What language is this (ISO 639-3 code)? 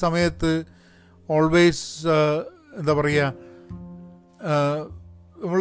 mal